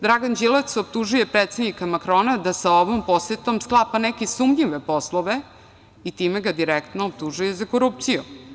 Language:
Serbian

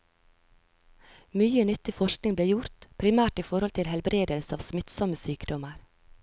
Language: Norwegian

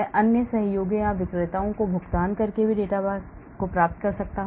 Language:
Hindi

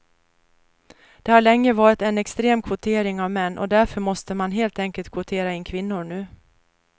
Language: Swedish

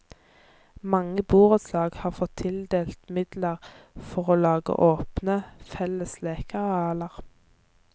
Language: Norwegian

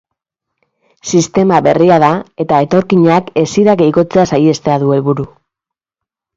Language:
Basque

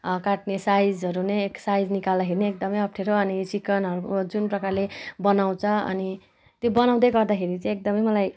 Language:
Nepali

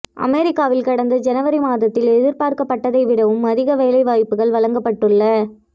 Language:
Tamil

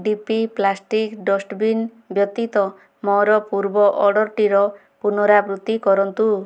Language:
Odia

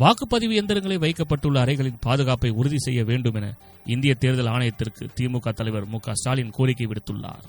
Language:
Tamil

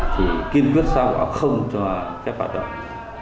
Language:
Vietnamese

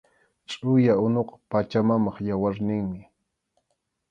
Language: Arequipa-La Unión Quechua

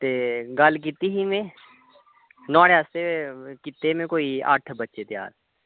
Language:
Dogri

